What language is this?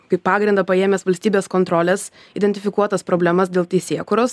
Lithuanian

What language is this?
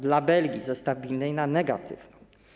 Polish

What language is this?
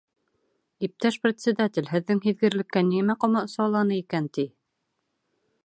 Bashkir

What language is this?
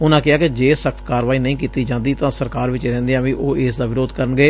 Punjabi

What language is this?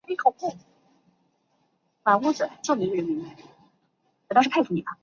Chinese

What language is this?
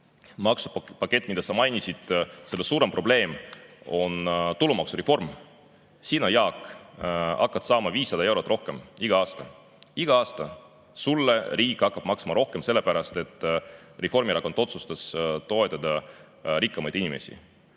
Estonian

